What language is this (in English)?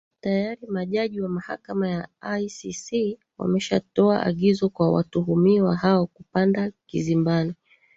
Swahili